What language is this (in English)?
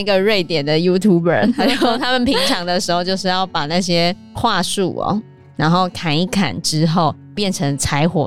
Chinese